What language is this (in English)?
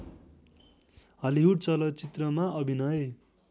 Nepali